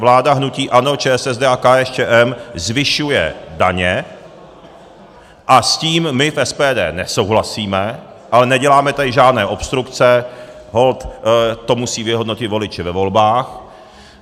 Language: Czech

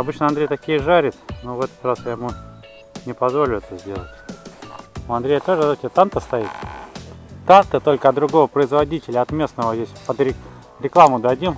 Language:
Russian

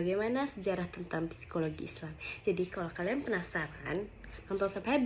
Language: Indonesian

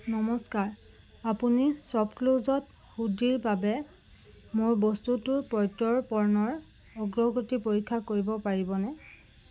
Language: Assamese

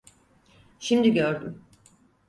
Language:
Turkish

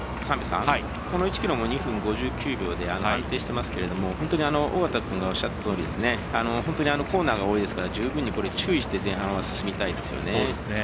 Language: Japanese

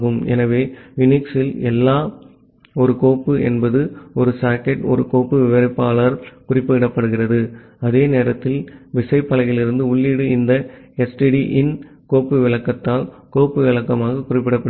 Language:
Tamil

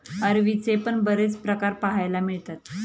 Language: Marathi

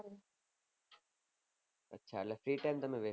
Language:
Gujarati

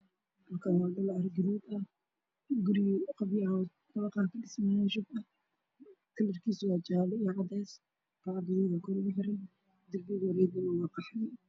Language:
Somali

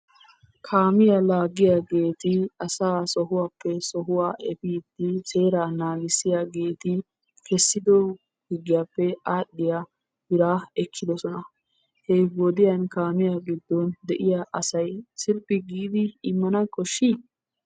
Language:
Wolaytta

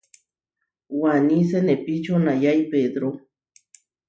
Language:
Huarijio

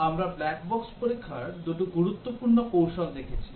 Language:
Bangla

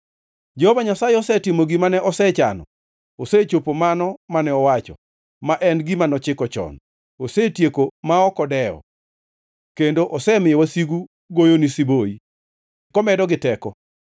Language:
Luo (Kenya and Tanzania)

